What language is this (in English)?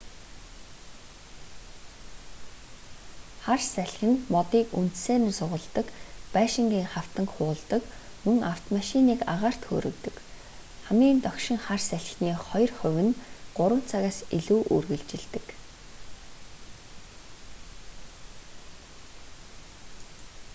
Mongolian